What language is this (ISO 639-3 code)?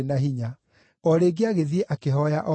kik